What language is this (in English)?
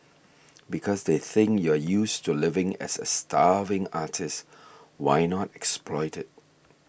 English